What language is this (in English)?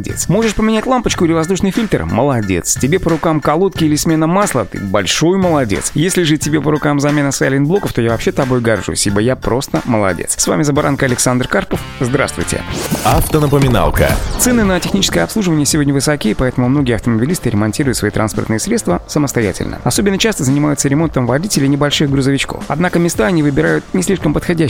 Russian